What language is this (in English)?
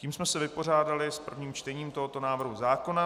Czech